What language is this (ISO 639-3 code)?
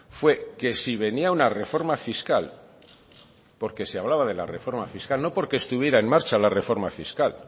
spa